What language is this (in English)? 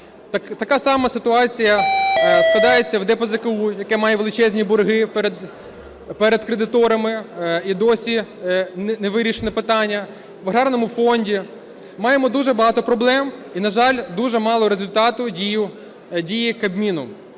Ukrainian